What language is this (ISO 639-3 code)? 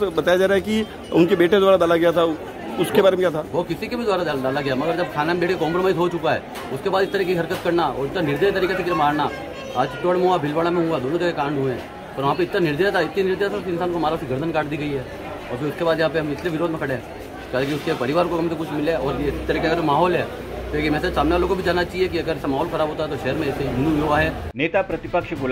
hin